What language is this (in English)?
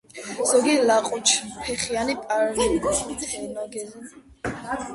Georgian